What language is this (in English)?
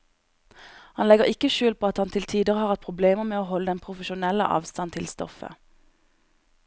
Norwegian